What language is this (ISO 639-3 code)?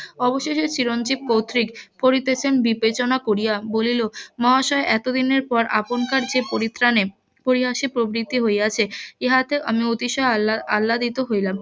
ben